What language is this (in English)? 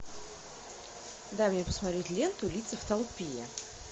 Russian